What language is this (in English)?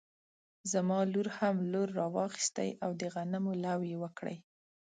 Pashto